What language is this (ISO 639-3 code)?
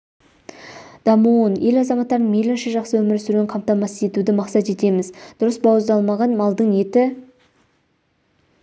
kaz